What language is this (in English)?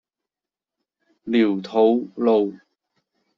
Cantonese